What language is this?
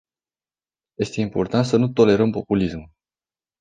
Romanian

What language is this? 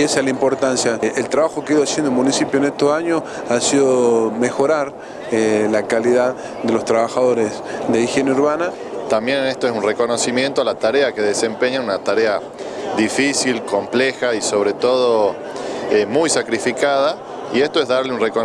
Spanish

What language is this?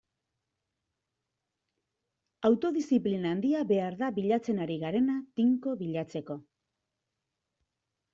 Basque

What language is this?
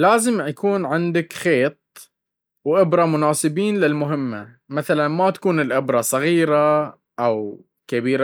Baharna Arabic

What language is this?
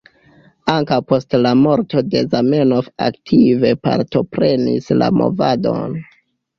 Esperanto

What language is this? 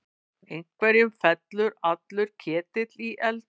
Icelandic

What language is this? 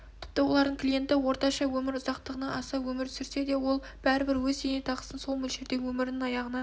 Kazakh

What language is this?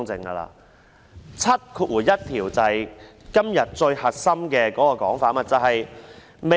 Cantonese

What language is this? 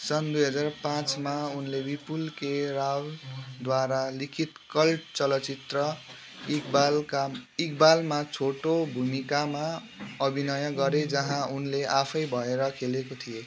Nepali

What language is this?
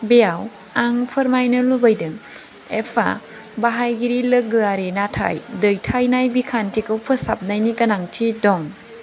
Bodo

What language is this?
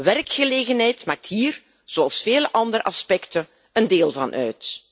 Dutch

